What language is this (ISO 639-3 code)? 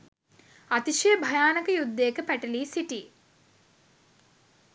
sin